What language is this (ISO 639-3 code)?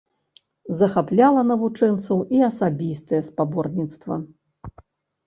bel